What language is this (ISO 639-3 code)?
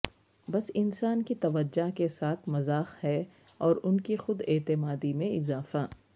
urd